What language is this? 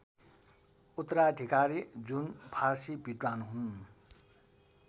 Nepali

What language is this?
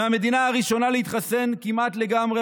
Hebrew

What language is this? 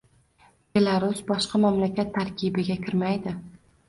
Uzbek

